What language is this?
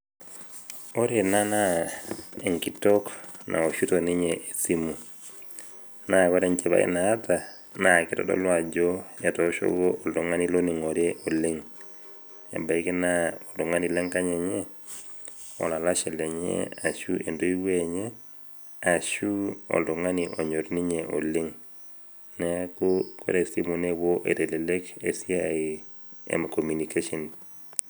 Masai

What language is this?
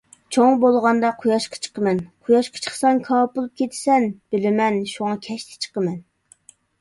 Uyghur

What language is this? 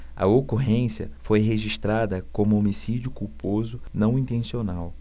Portuguese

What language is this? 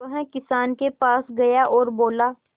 Hindi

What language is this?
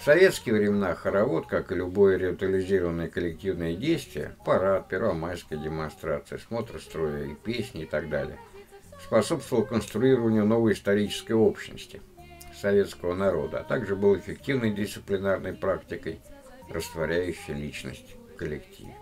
Russian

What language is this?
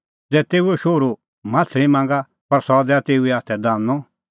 Kullu Pahari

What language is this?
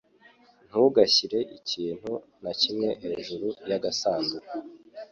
Kinyarwanda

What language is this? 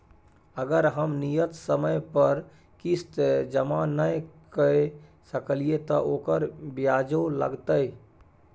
Maithili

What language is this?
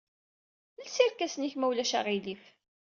Kabyle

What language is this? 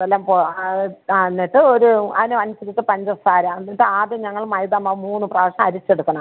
Malayalam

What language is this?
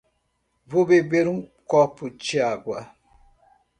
Portuguese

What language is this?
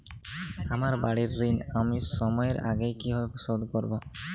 Bangla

